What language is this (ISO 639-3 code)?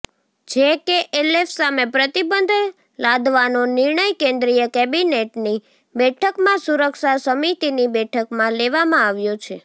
guj